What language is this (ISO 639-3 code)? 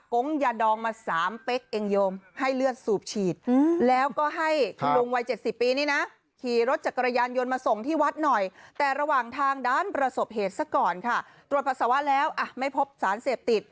tha